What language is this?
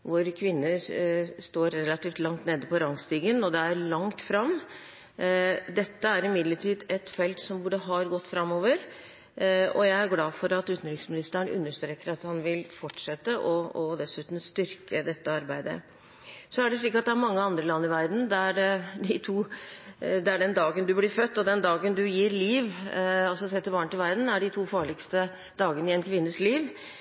Norwegian Bokmål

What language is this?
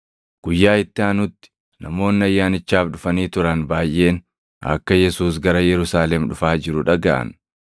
Oromo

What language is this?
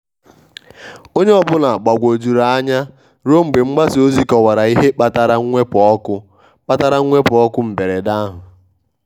Igbo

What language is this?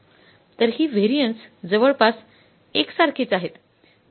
Marathi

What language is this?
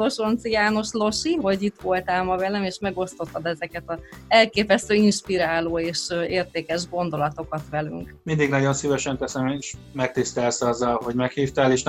Hungarian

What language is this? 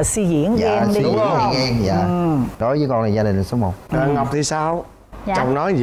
Vietnamese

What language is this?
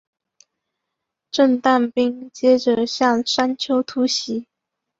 Chinese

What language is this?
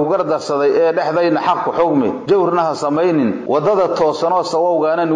Arabic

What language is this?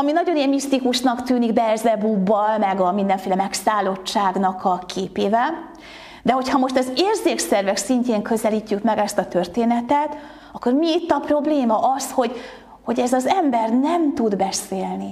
Hungarian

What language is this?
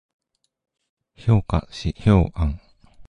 Japanese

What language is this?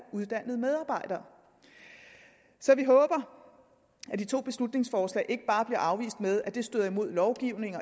Danish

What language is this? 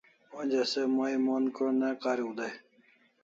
Kalasha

